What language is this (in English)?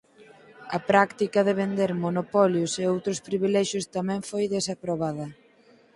Galician